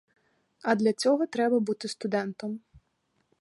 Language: Ukrainian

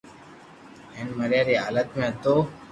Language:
Loarki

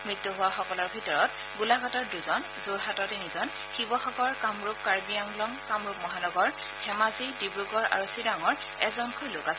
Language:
Assamese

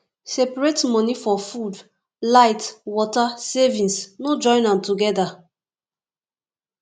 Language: Nigerian Pidgin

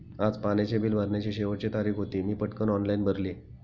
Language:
Marathi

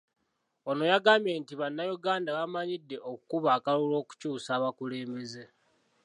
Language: Ganda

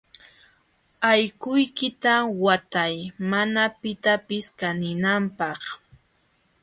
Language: Jauja Wanca Quechua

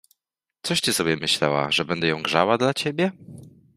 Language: Polish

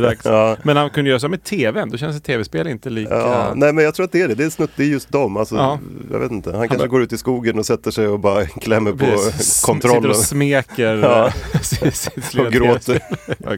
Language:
Swedish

